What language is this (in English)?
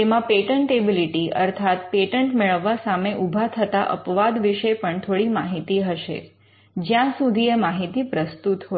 Gujarati